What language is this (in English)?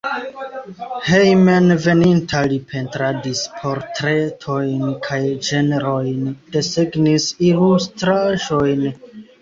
Esperanto